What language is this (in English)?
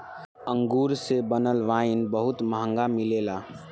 Bhojpuri